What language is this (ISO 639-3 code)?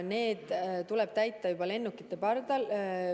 est